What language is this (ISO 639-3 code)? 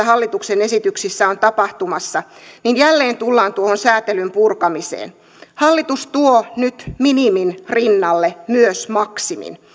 fin